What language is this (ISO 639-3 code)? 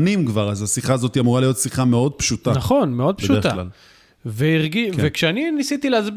heb